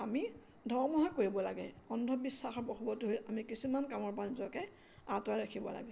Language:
Assamese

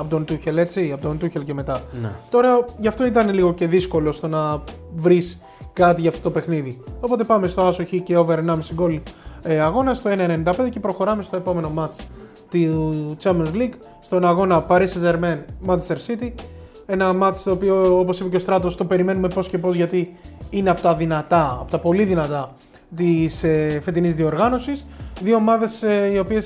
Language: Greek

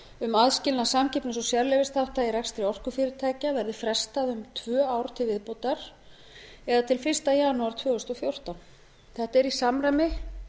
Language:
Icelandic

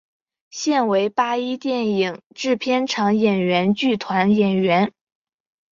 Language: Chinese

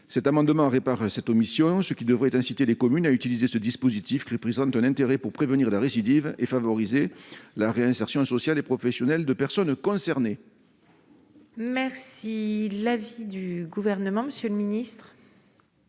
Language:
French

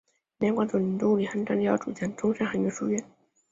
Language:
Chinese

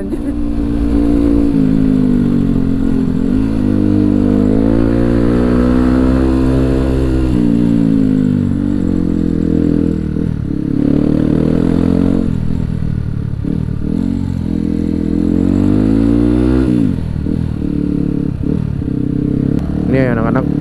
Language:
Indonesian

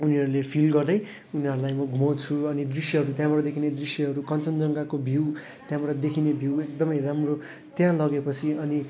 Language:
Nepali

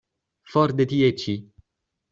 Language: Esperanto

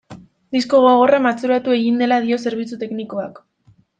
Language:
Basque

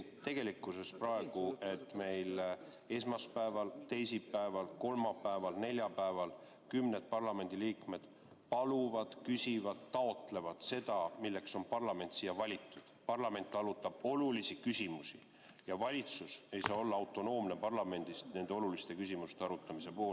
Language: Estonian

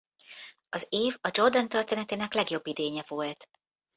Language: Hungarian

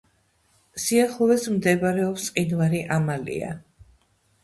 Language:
Georgian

